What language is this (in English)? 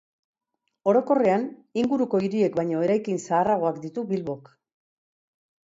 Basque